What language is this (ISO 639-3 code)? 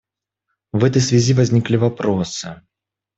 rus